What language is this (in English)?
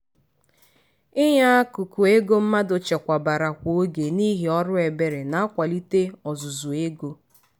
Igbo